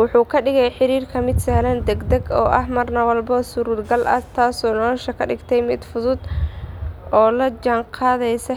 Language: Somali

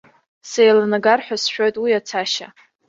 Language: Abkhazian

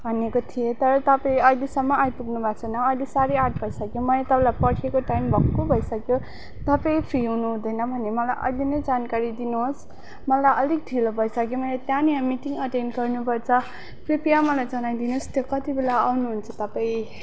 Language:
Nepali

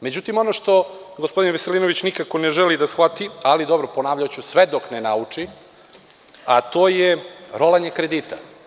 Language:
Serbian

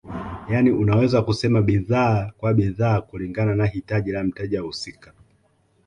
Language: Swahili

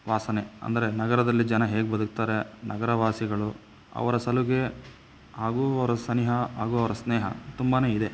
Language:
Kannada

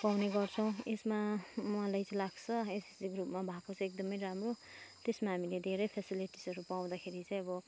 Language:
Nepali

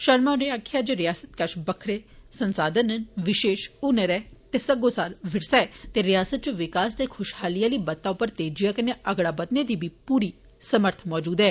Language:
Dogri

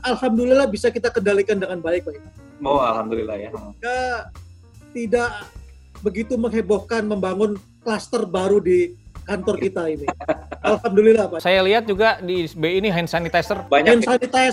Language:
Indonesian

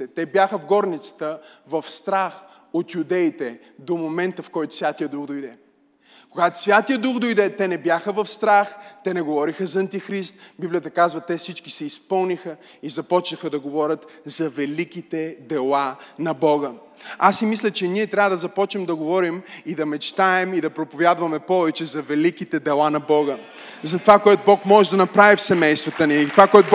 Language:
Bulgarian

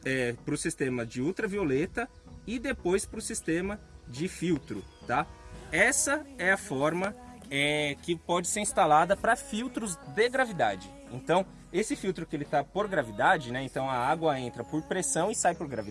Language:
Portuguese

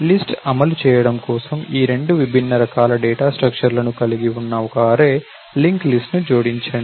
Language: Telugu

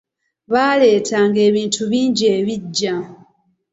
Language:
Ganda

